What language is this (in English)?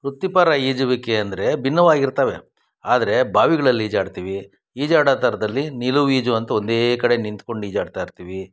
Kannada